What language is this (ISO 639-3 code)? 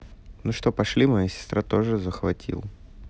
rus